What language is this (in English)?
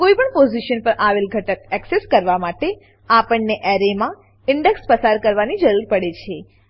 Gujarati